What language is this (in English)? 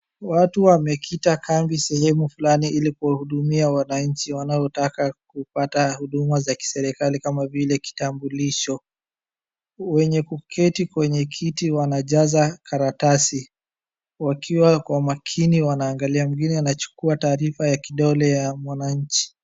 Swahili